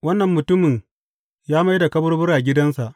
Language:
Hausa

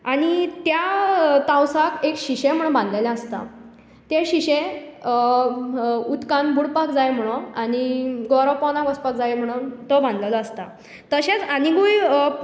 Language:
Konkani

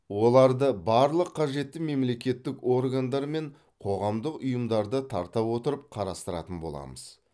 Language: Kazakh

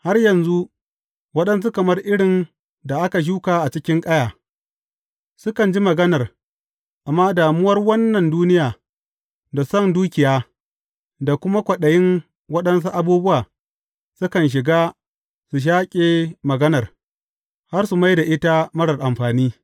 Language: Hausa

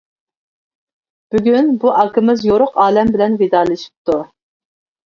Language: Uyghur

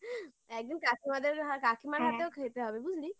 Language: Bangla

